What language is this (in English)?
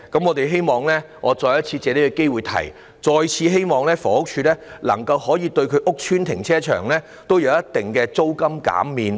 Cantonese